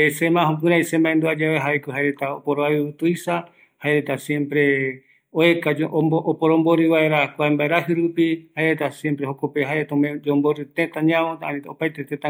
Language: Eastern Bolivian Guaraní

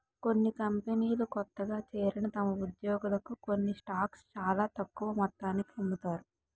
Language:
Telugu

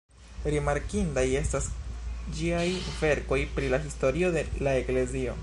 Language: Esperanto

